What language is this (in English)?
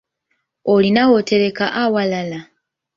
Ganda